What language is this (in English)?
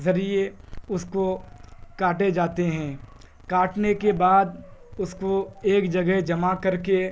Urdu